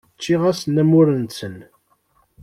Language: Kabyle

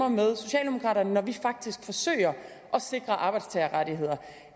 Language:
Danish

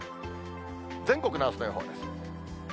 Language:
Japanese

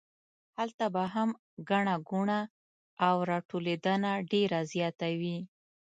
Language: Pashto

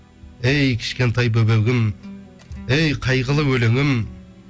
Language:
Kazakh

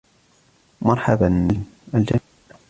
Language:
Arabic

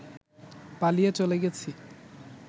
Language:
Bangla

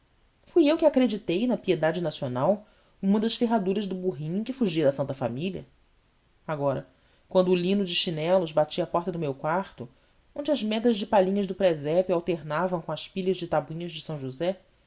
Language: Portuguese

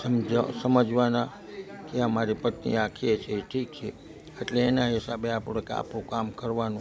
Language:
Gujarati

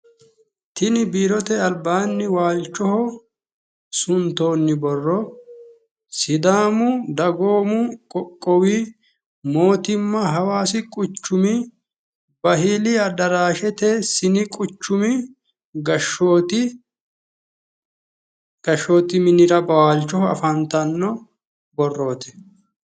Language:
Sidamo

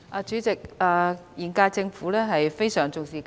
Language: Cantonese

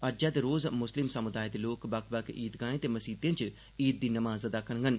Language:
Dogri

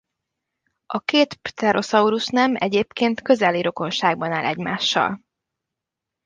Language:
Hungarian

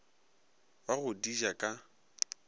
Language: Northern Sotho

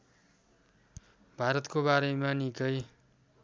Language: Nepali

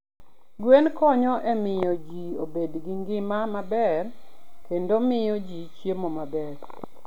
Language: Luo (Kenya and Tanzania)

